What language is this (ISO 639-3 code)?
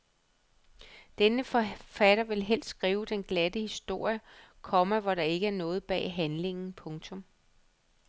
dan